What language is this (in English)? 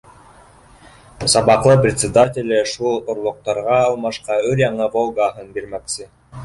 Bashkir